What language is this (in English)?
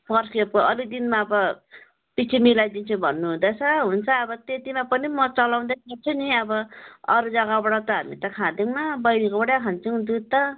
Nepali